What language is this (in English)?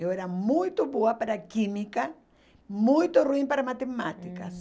Portuguese